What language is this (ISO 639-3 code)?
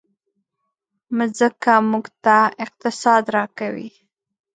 pus